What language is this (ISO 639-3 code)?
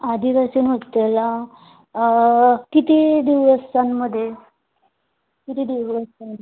mar